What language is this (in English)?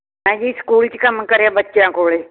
Punjabi